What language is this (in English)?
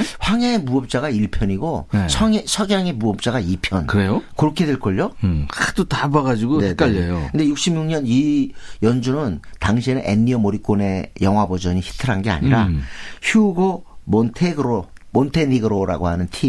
Korean